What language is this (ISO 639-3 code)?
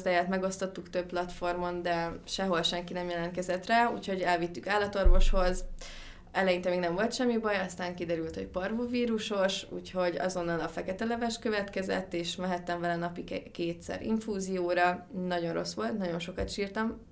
hun